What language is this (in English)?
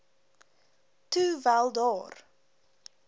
Afrikaans